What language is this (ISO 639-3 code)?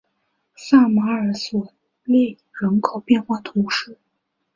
zho